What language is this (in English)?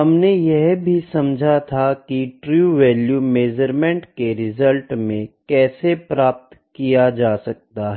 Hindi